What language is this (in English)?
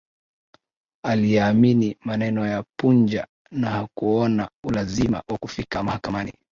Swahili